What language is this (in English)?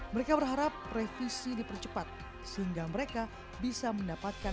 Indonesian